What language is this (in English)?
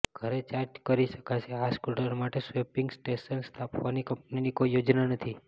Gujarati